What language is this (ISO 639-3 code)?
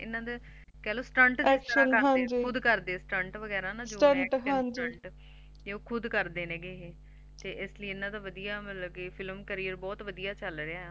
pan